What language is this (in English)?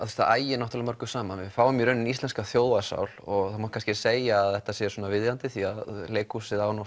Icelandic